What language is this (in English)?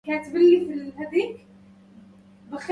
Arabic